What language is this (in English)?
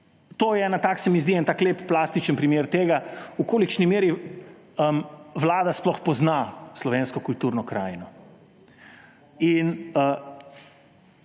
Slovenian